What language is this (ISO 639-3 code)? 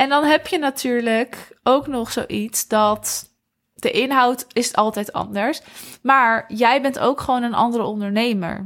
nld